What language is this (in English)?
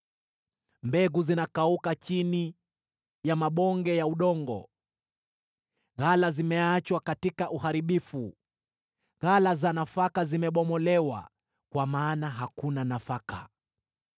Swahili